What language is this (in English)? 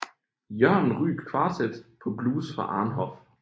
Danish